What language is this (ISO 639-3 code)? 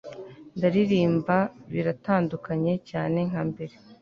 kin